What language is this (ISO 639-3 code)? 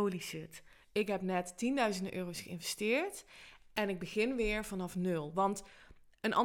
nld